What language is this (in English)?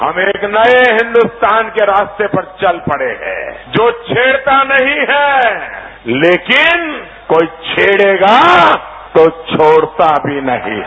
Hindi